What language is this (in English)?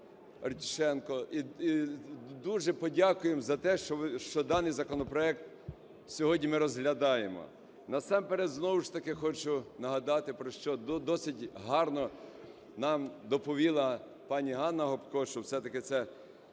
Ukrainian